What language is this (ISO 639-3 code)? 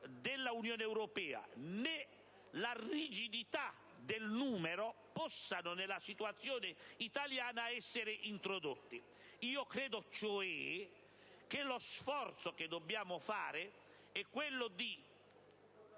ita